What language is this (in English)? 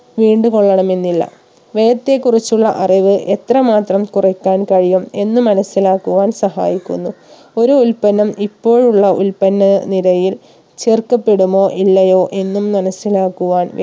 Malayalam